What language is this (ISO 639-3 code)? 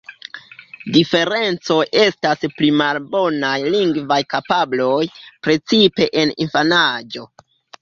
epo